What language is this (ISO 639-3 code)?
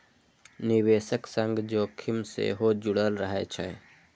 mai